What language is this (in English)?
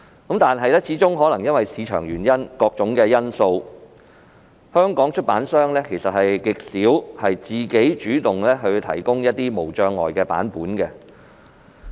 Cantonese